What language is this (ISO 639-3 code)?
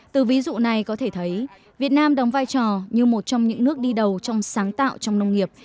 vie